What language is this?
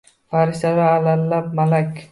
Uzbek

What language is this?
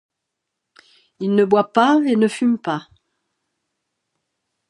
French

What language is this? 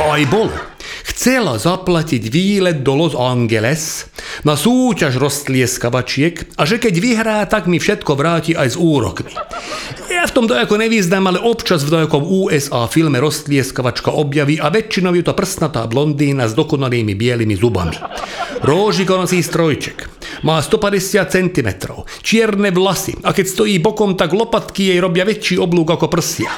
Slovak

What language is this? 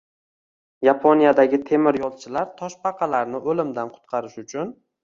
Uzbek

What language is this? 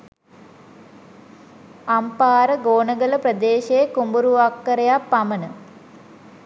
Sinhala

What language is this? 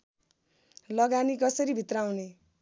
Nepali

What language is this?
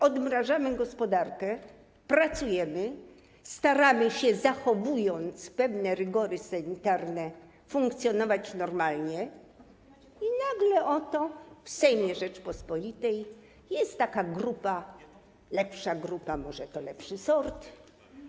Polish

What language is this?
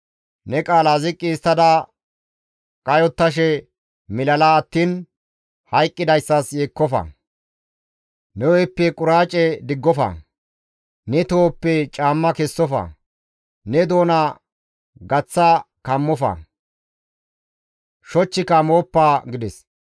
Gamo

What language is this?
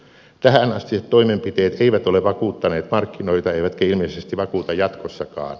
Finnish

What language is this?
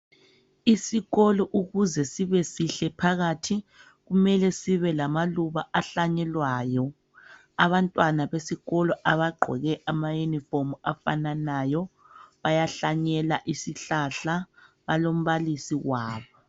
North Ndebele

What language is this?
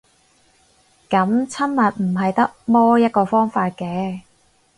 Cantonese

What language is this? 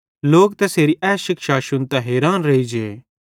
Bhadrawahi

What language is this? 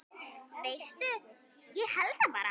Icelandic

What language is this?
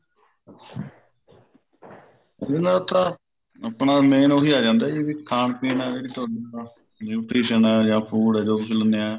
Punjabi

